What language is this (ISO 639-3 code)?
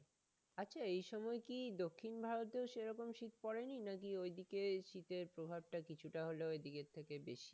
ben